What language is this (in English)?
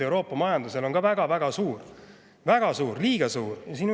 Estonian